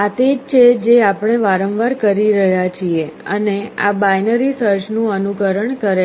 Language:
Gujarati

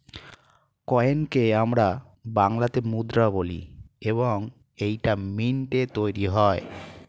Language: Bangla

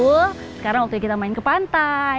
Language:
Indonesian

